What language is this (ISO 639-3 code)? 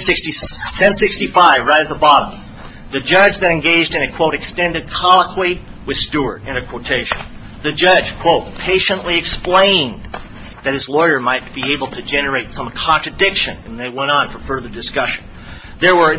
eng